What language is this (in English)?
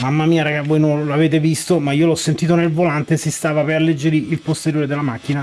Italian